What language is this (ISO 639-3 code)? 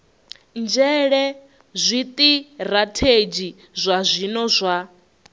ven